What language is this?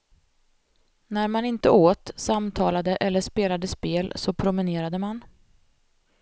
Swedish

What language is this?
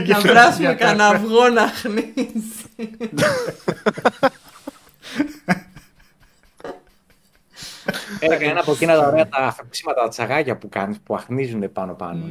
Greek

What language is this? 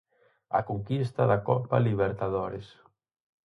Galician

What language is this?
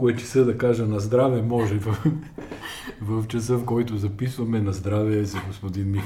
Bulgarian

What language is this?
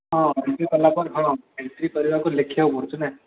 Odia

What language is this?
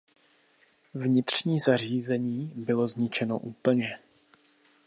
Czech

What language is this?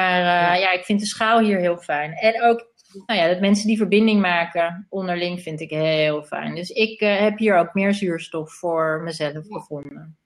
Dutch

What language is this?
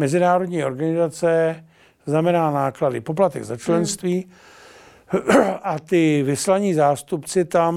Czech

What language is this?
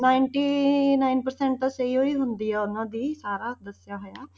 Punjabi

